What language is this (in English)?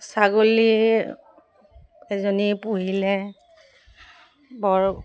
Assamese